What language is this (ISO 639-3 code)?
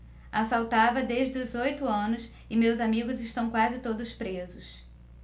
por